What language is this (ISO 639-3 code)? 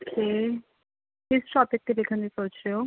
pan